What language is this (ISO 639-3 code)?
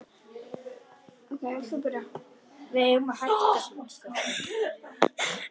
isl